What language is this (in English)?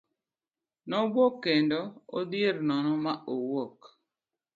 Luo (Kenya and Tanzania)